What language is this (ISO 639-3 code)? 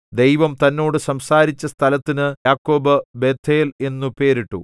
mal